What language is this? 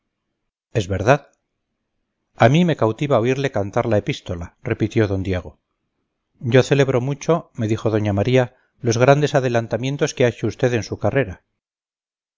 Spanish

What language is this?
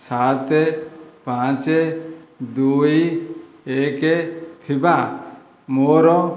Odia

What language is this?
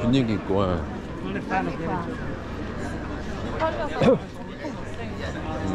Korean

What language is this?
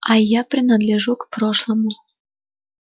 Russian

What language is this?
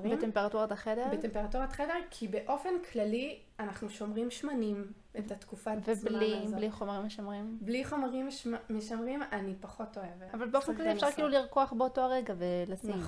Hebrew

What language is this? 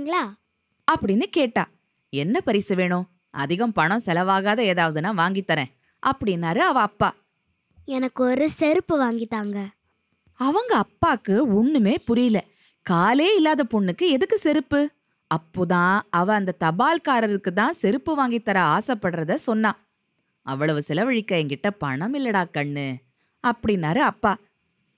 Tamil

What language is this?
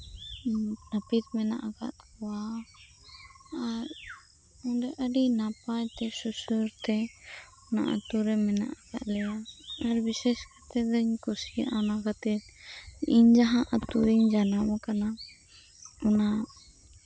Santali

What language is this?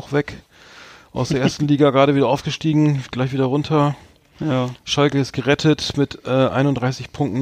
German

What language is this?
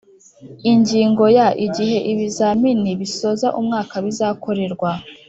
Kinyarwanda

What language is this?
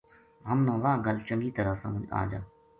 Gujari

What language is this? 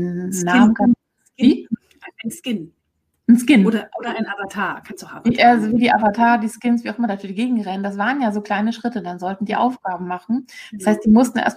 German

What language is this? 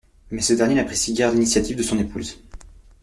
French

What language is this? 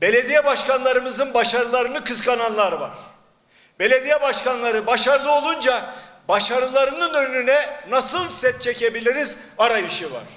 Turkish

